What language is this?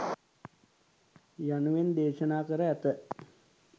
Sinhala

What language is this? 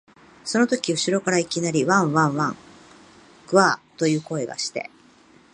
Japanese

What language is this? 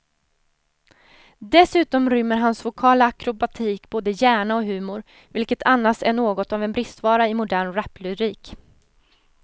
Swedish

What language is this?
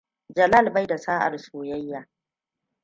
Hausa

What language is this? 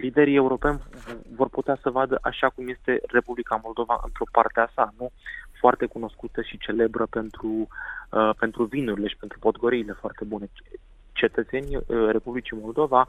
Romanian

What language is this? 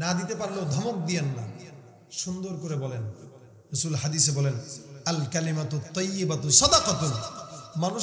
Arabic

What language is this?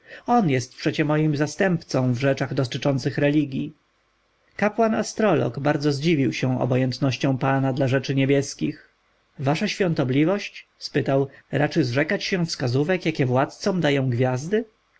Polish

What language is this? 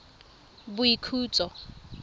Tswana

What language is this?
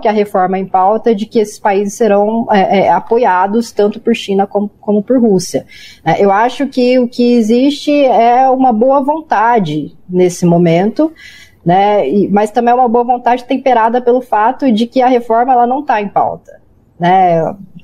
Portuguese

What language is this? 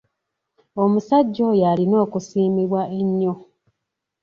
Ganda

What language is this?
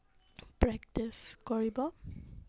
Assamese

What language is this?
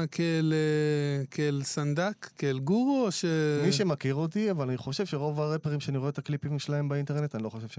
Hebrew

